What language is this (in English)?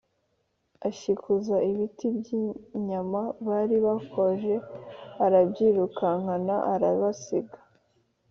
Kinyarwanda